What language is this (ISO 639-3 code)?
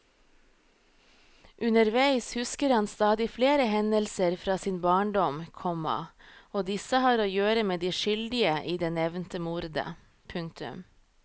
nor